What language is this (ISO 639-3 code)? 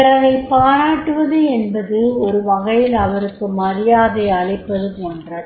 tam